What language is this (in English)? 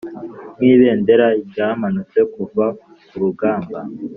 Kinyarwanda